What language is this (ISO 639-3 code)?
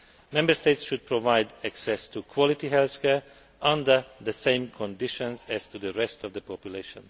eng